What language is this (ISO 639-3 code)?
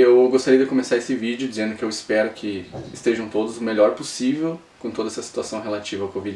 por